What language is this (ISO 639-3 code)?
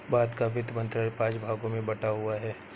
hin